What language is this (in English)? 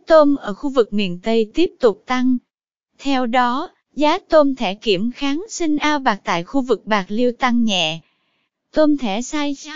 Vietnamese